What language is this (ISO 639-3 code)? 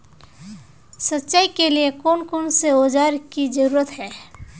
mag